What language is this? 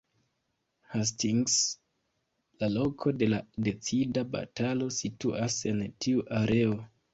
Esperanto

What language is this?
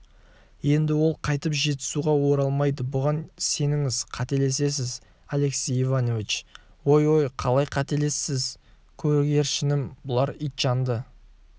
Kazakh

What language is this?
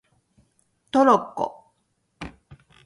Japanese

